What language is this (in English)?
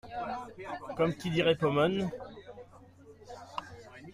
French